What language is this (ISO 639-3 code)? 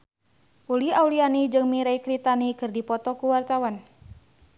sun